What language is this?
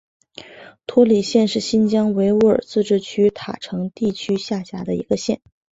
Chinese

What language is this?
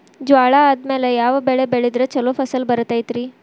Kannada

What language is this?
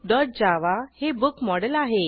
Marathi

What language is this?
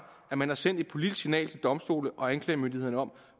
Danish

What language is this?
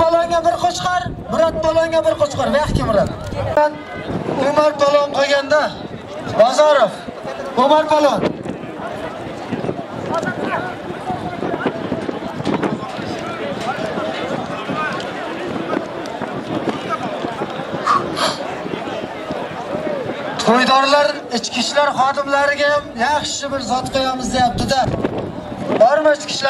Turkish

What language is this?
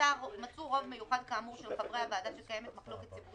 Hebrew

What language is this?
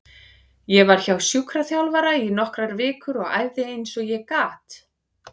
Icelandic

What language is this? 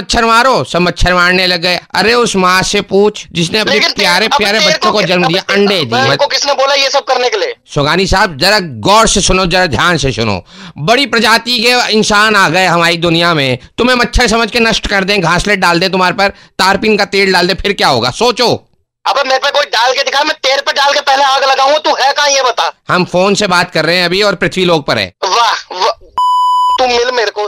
Hindi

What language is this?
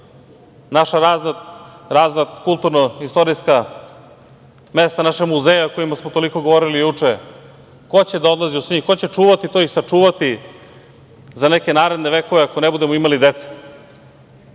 Serbian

